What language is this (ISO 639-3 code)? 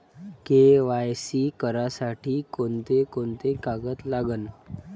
mar